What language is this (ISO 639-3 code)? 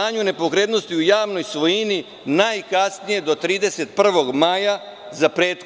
srp